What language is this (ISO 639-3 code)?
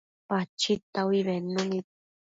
mcf